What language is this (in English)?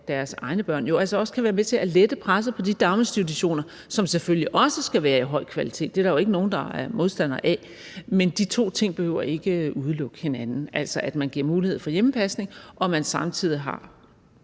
Danish